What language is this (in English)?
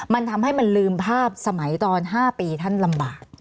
Thai